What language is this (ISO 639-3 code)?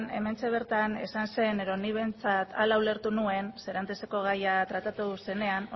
eus